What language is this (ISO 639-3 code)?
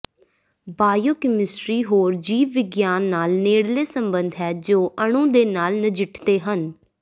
pan